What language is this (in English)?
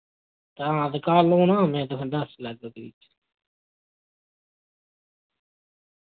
Dogri